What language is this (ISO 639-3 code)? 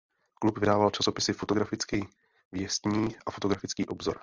ces